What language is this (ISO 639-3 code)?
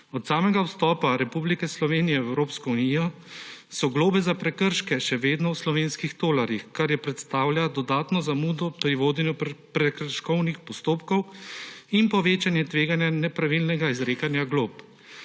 slv